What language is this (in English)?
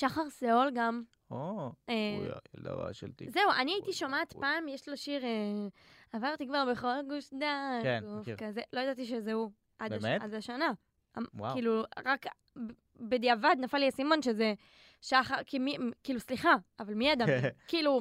Hebrew